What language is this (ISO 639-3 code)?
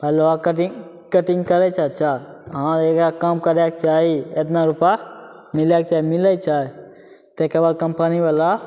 mai